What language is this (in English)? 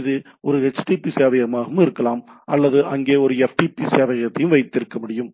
Tamil